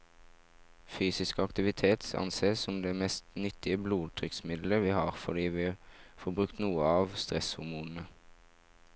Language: Norwegian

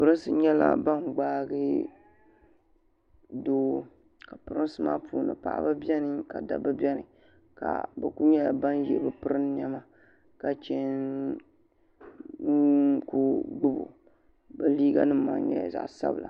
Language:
Dagbani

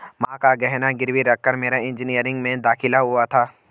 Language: Hindi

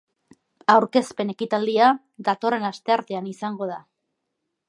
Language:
Basque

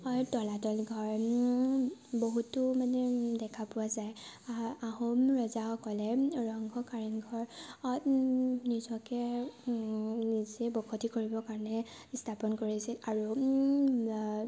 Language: Assamese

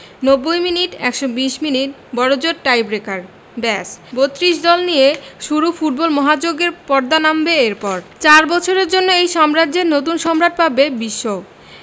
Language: Bangla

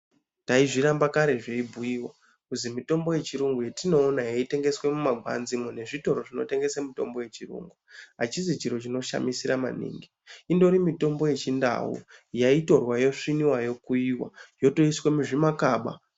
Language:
Ndau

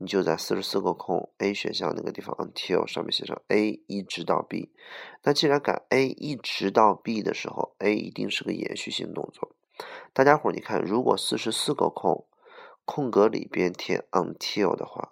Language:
Chinese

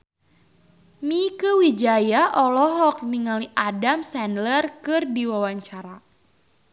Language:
Sundanese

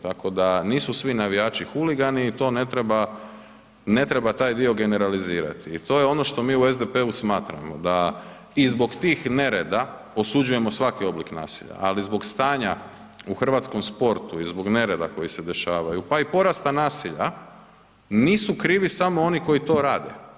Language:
Croatian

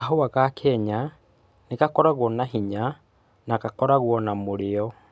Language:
Kikuyu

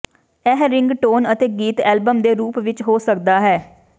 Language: Punjabi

